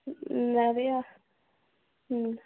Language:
Tamil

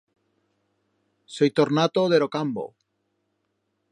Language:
Aragonese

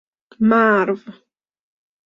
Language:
Persian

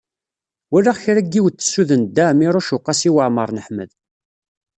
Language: Kabyle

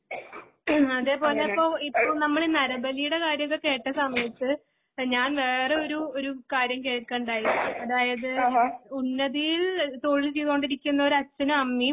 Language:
Malayalam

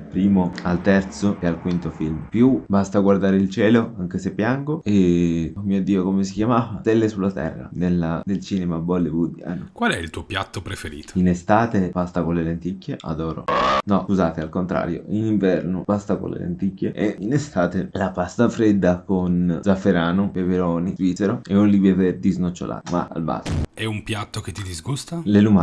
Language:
Italian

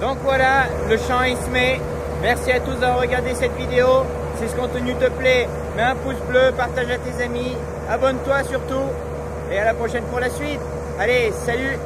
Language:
French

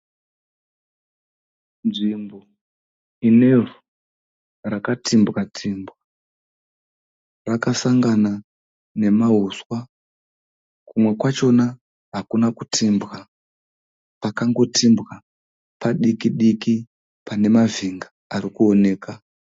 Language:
Shona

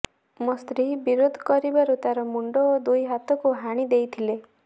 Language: Odia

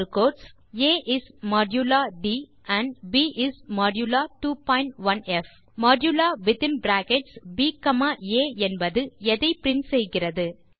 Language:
Tamil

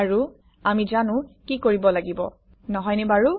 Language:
Assamese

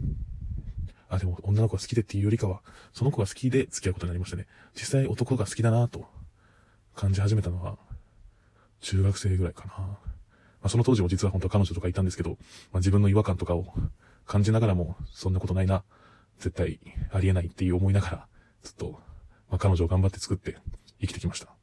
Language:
Japanese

